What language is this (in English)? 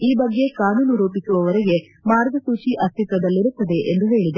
Kannada